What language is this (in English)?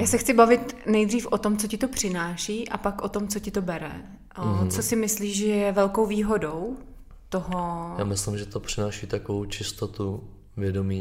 Czech